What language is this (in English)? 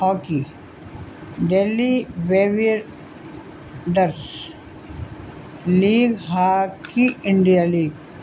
Urdu